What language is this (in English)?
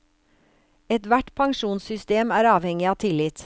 Norwegian